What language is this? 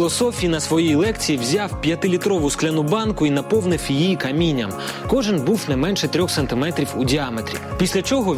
Ukrainian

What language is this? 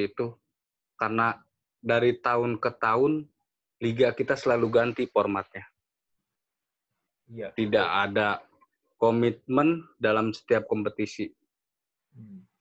Indonesian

